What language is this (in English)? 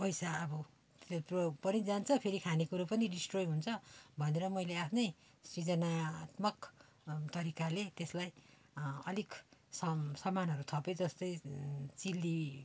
Nepali